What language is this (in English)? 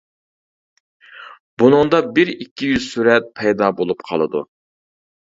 Uyghur